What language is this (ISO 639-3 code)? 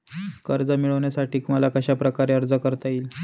mar